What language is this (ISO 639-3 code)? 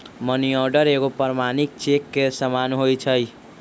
mag